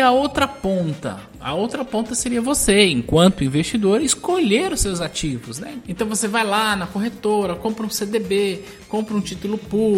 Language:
Portuguese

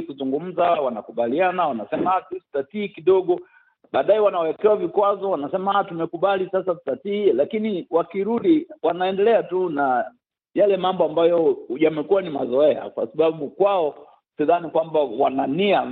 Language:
Swahili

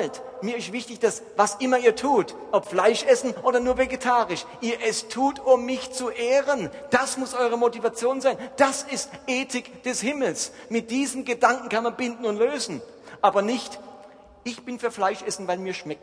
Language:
German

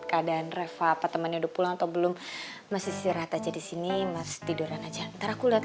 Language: Indonesian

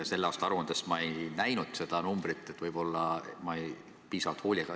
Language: Estonian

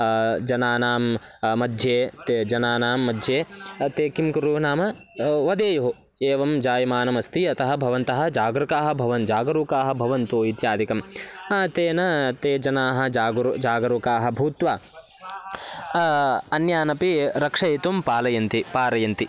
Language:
Sanskrit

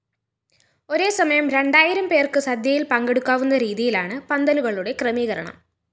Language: Malayalam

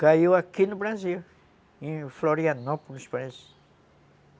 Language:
Portuguese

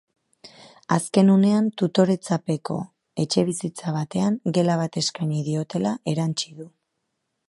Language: Basque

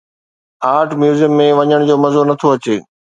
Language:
Sindhi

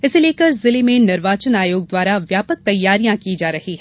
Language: Hindi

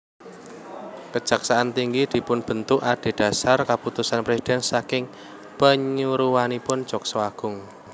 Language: Javanese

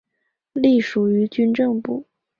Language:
Chinese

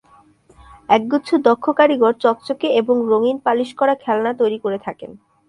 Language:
Bangla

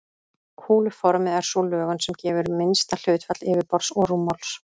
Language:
Icelandic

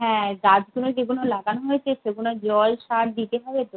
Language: Bangla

